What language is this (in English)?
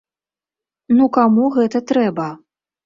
Belarusian